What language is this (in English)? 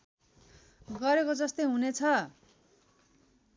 Nepali